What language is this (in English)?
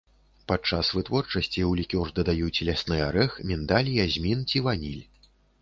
Belarusian